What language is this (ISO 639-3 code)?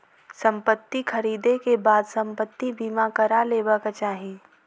mai